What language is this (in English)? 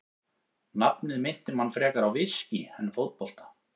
Icelandic